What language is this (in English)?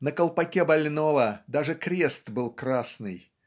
Russian